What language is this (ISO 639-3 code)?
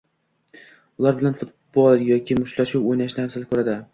uzb